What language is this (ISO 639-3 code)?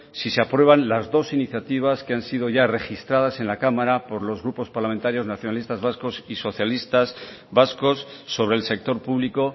spa